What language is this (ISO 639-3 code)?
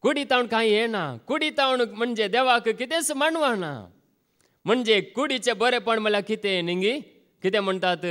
ron